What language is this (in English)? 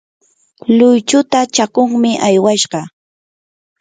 Yanahuanca Pasco Quechua